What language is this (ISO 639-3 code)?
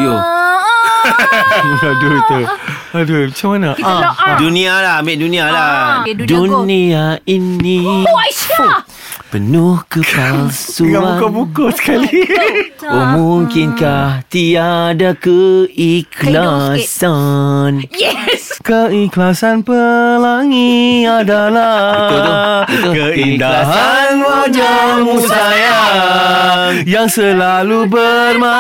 msa